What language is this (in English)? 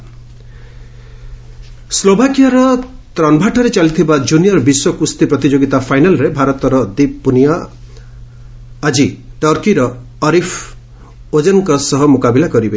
Odia